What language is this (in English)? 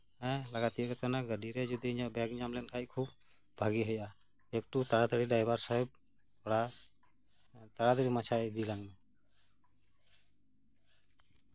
Santali